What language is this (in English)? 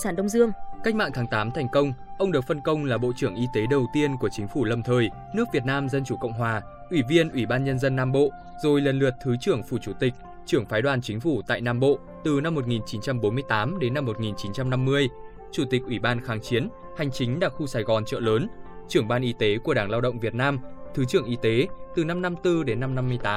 Vietnamese